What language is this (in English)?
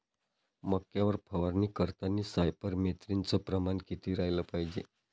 Marathi